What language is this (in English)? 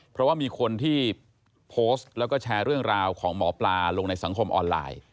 Thai